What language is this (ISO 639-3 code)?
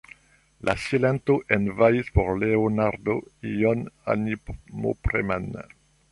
epo